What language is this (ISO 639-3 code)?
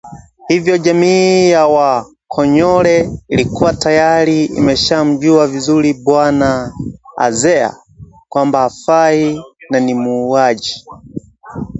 swa